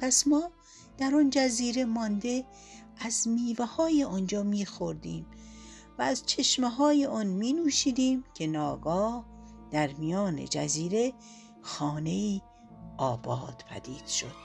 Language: Persian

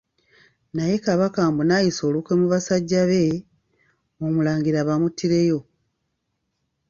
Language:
Ganda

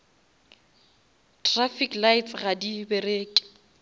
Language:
Northern Sotho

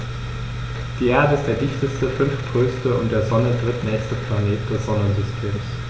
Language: German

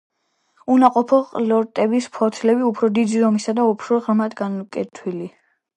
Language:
Georgian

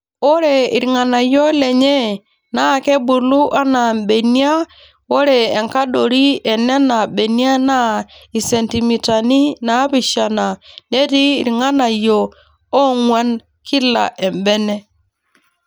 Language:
Masai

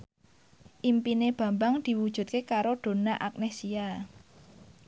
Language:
Javanese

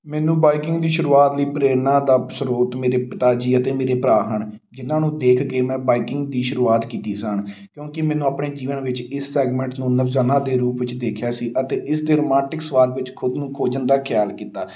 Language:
Punjabi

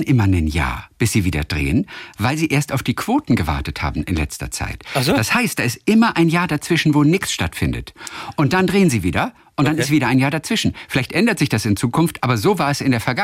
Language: German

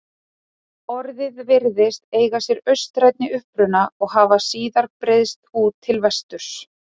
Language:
Icelandic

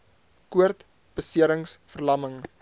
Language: Afrikaans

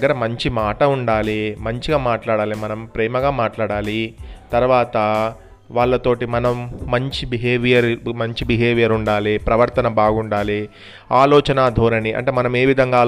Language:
Telugu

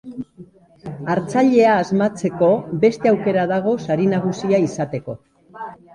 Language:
Basque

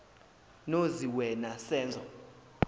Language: Zulu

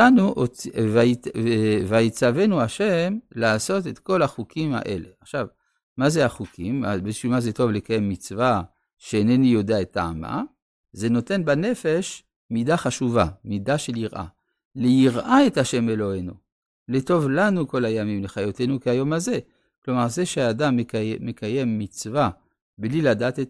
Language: Hebrew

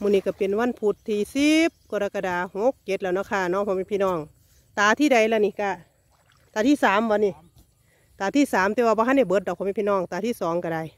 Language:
Thai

